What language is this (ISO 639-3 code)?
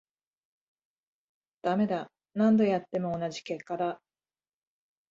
jpn